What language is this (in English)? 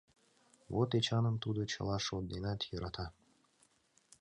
Mari